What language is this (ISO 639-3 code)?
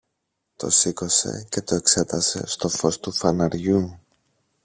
ell